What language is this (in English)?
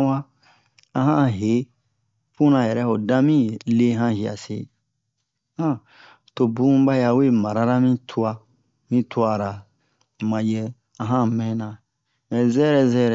Bomu